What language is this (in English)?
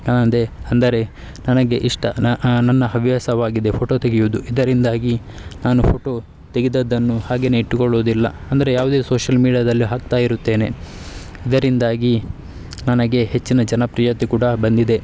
Kannada